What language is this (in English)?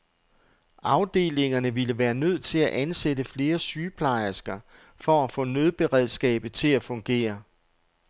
Danish